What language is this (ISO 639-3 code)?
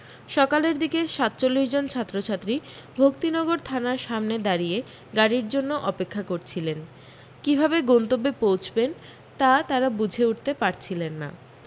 ben